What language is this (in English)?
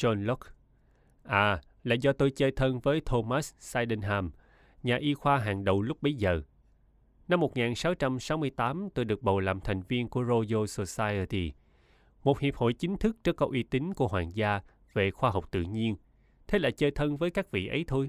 Vietnamese